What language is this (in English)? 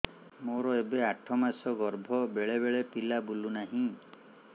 Odia